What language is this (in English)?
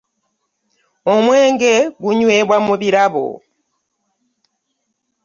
Ganda